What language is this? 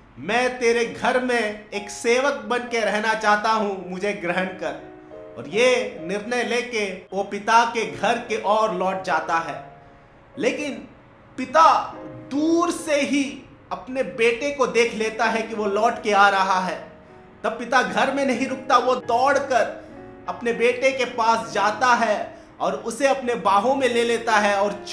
Hindi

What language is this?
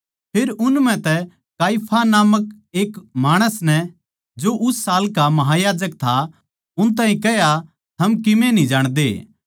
Haryanvi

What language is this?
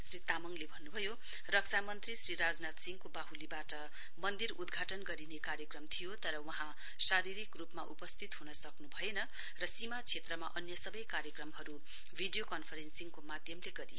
Nepali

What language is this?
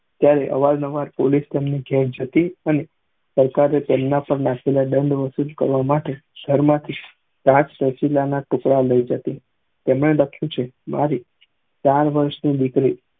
Gujarati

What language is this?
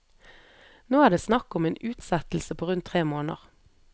Norwegian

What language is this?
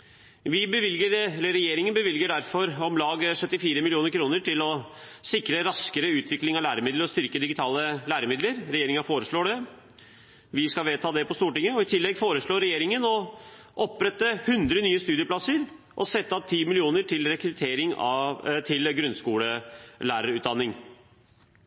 Norwegian Bokmål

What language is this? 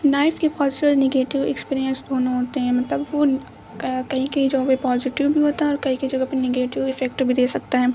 Urdu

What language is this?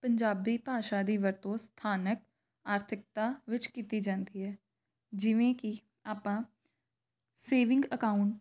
Punjabi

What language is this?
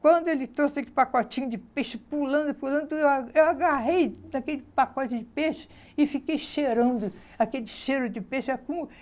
Portuguese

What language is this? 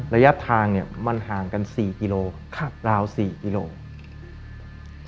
Thai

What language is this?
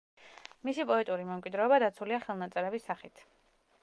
Georgian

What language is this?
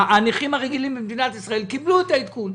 Hebrew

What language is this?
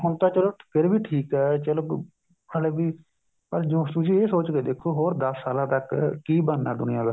Punjabi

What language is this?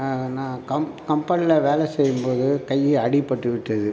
Tamil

